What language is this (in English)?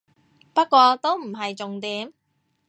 Cantonese